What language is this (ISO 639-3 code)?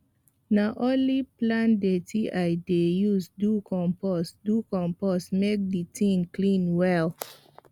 pcm